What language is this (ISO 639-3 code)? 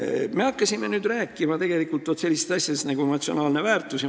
est